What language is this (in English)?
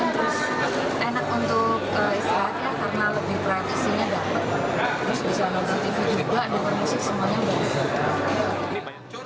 Indonesian